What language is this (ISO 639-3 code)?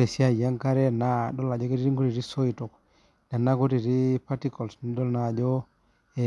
mas